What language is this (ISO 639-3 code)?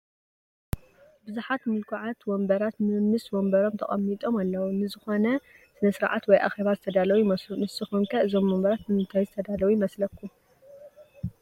tir